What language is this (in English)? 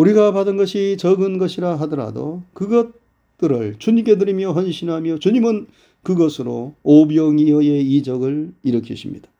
Korean